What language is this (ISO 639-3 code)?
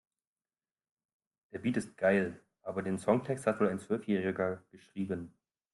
deu